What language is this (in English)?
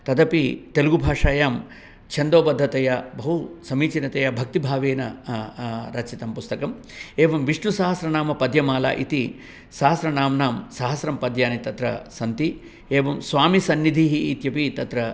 Sanskrit